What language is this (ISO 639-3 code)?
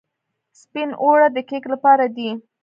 pus